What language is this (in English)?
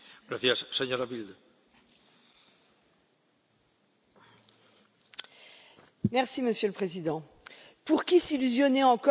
French